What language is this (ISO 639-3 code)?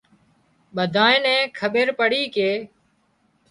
kxp